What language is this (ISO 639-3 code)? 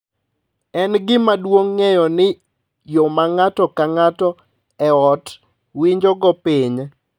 luo